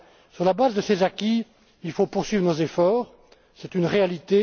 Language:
French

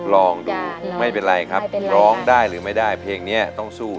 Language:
Thai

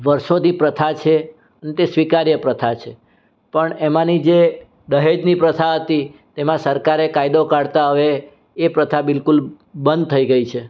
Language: Gujarati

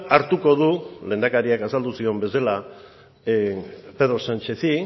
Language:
Basque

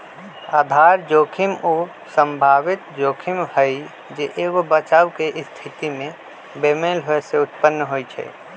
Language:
Magahi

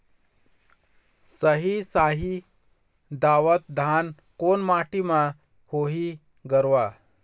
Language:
Chhattisgarhi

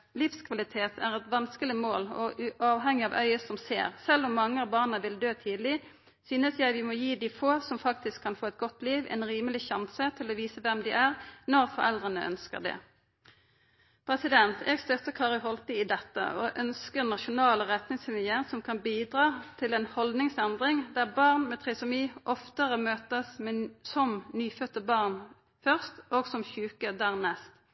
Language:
Norwegian Nynorsk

